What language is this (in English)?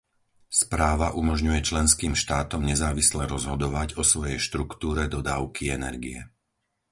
Slovak